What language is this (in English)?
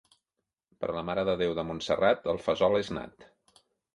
Catalan